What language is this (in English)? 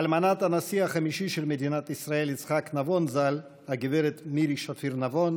Hebrew